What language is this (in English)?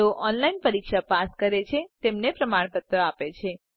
Gujarati